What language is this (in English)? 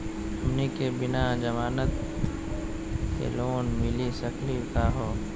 Magahi